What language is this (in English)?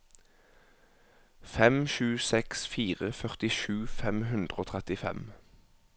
Norwegian